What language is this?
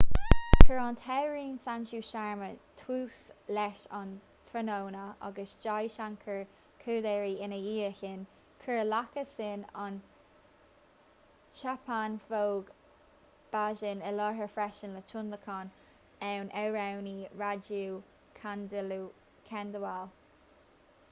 Irish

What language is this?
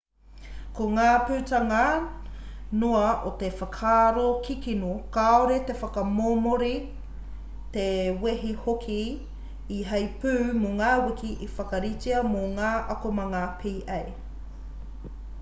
Māori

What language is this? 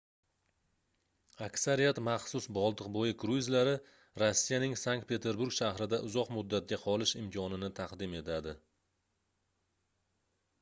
Uzbek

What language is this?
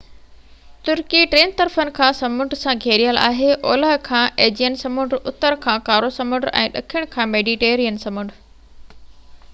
Sindhi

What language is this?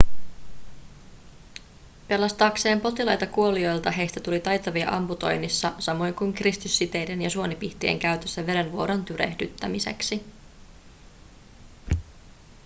Finnish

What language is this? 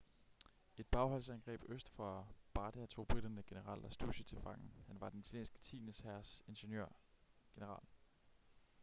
Danish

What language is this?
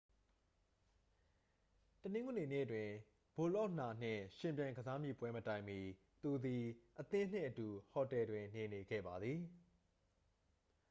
Burmese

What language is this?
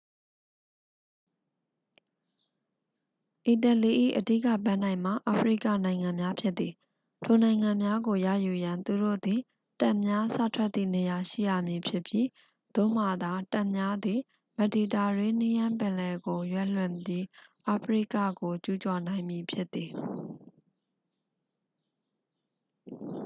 Burmese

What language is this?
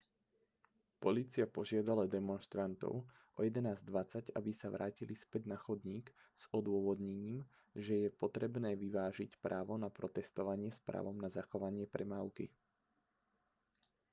Slovak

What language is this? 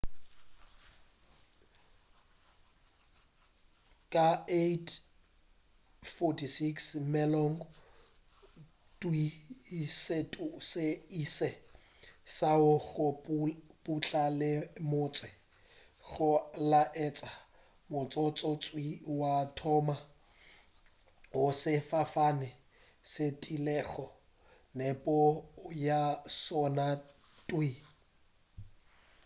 Northern Sotho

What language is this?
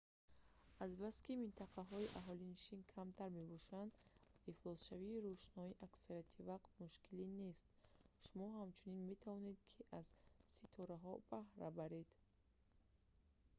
Tajik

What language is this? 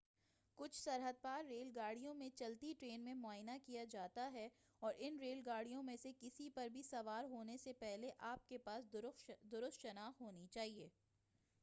Urdu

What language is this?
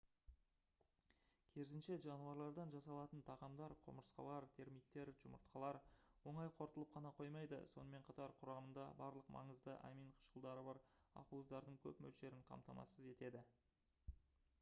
Kazakh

